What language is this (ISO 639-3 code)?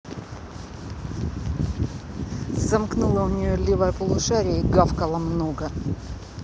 rus